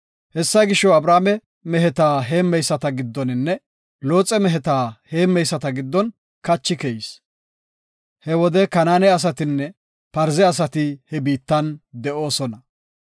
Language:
Gofa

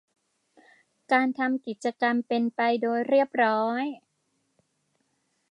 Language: Thai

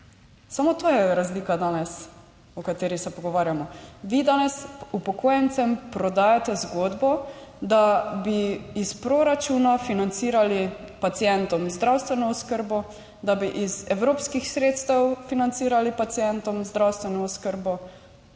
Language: Slovenian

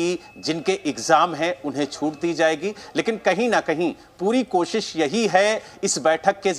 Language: Hindi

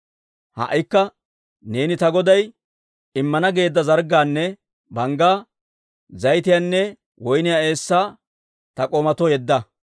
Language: Dawro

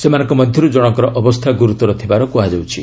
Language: Odia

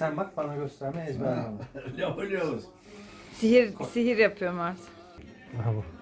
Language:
Turkish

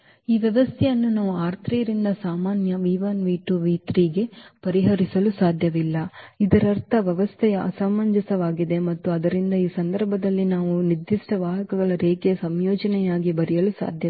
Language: Kannada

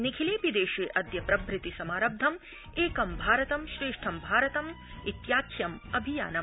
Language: Sanskrit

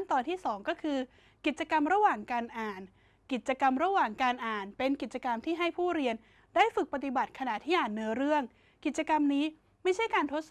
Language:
Thai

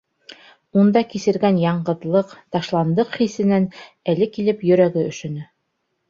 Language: Bashkir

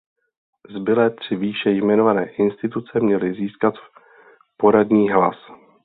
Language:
Czech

